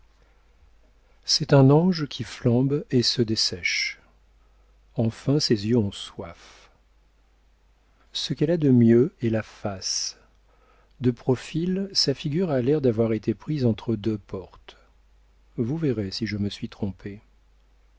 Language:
French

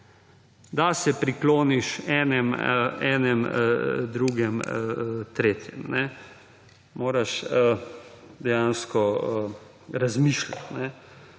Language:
Slovenian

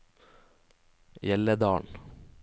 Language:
Norwegian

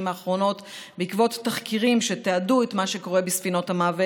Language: Hebrew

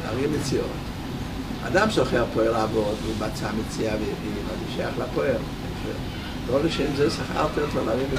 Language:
Hebrew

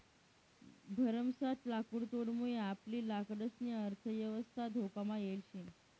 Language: Marathi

